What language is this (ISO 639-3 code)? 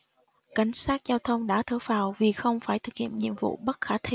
vie